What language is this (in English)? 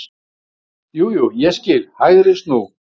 Icelandic